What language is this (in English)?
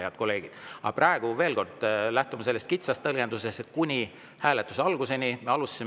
Estonian